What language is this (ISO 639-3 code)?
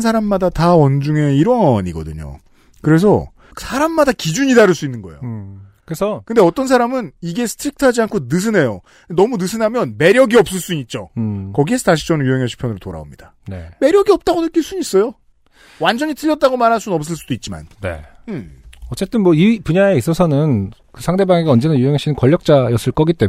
kor